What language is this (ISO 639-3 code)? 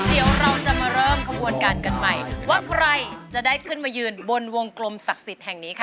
tha